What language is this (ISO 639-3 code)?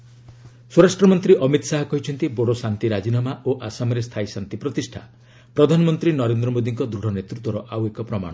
ori